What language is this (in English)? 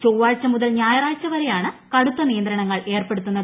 Malayalam